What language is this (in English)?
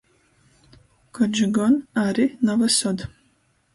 Latgalian